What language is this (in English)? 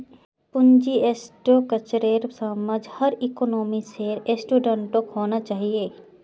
Magahi